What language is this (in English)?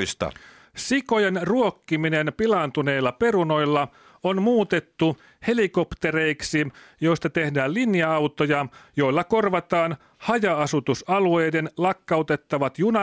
Finnish